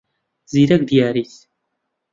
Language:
Central Kurdish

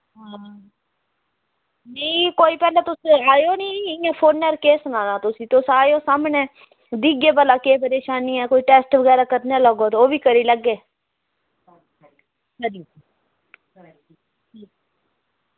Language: Dogri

